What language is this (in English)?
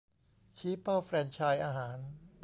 Thai